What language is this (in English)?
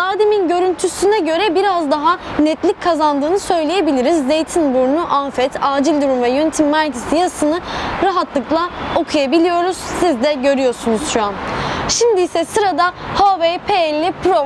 Turkish